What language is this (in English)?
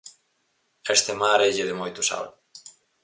Galician